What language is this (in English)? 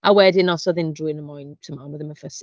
Welsh